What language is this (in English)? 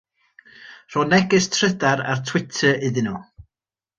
Welsh